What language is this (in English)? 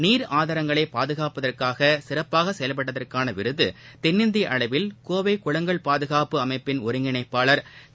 Tamil